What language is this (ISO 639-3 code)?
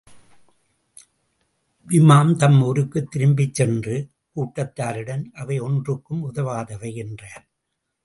tam